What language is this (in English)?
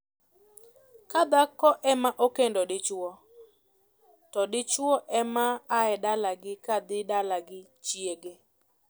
Luo (Kenya and Tanzania)